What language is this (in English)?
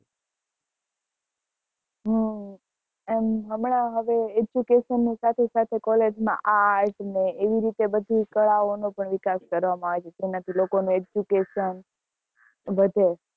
Gujarati